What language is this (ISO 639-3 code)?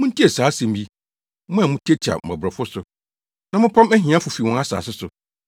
aka